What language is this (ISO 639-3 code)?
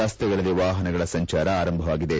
kan